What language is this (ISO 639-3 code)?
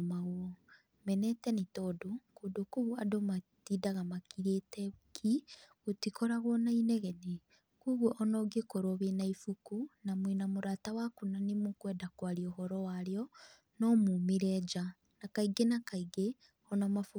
kik